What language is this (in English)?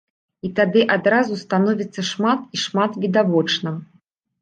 Belarusian